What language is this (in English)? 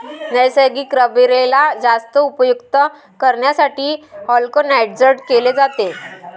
Marathi